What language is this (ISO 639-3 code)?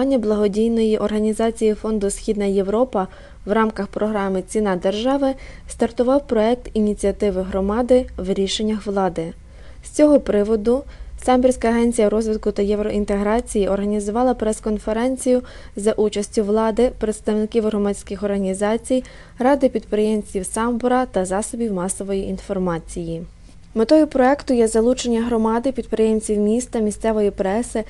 ukr